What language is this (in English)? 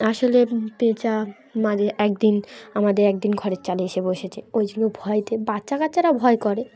Bangla